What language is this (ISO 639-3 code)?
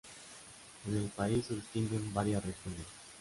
spa